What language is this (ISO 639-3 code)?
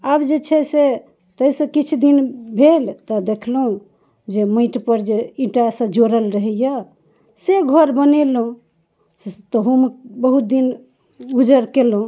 mai